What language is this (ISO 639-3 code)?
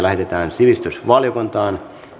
fin